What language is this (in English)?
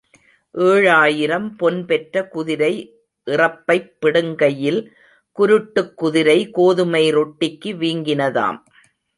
Tamil